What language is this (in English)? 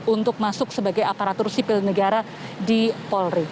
Indonesian